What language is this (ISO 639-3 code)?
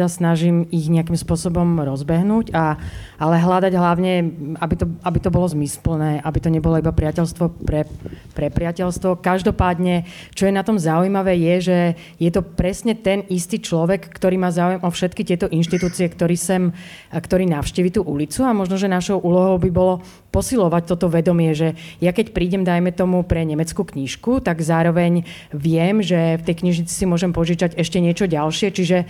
slk